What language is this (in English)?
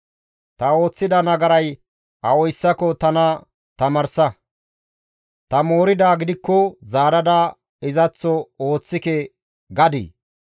Gamo